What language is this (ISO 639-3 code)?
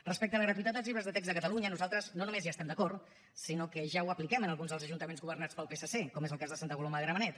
cat